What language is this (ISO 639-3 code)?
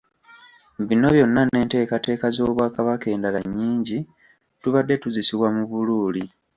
lug